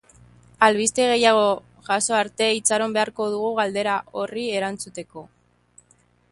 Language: Basque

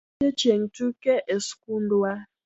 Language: Luo (Kenya and Tanzania)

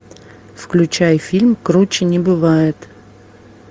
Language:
Russian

